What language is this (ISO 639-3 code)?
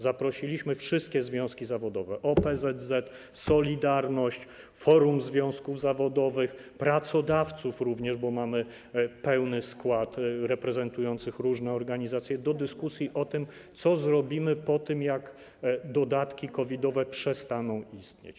pol